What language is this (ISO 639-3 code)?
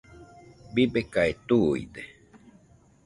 hux